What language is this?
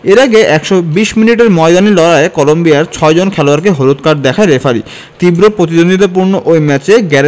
Bangla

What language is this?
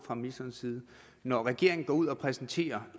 Danish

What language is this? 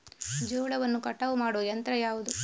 Kannada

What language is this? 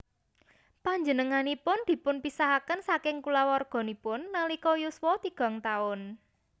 Javanese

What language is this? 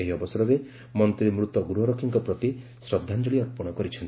Odia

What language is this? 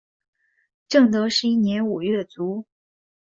Chinese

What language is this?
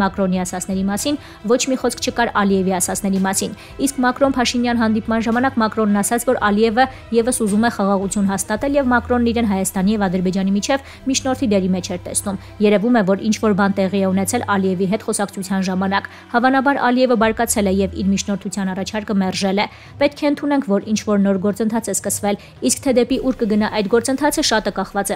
Romanian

